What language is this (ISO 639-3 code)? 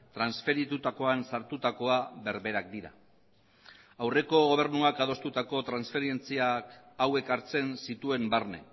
eus